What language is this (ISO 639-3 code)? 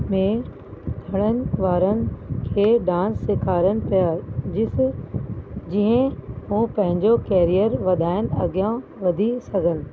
snd